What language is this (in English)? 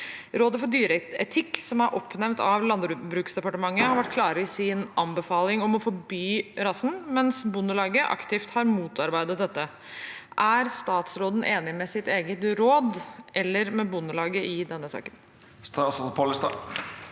Norwegian